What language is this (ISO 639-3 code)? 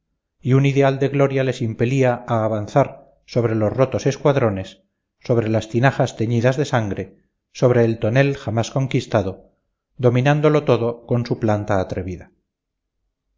spa